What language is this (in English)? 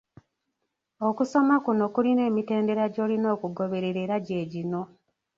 Ganda